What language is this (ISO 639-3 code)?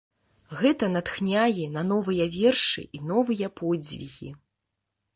bel